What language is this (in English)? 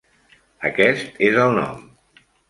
Catalan